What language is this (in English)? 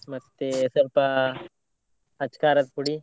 Kannada